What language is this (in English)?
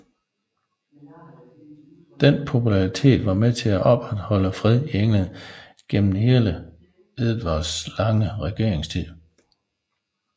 Danish